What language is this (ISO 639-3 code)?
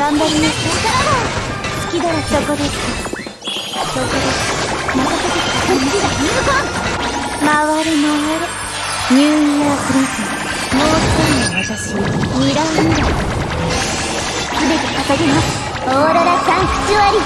jpn